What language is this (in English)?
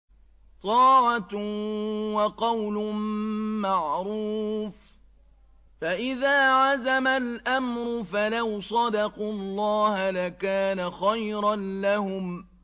Arabic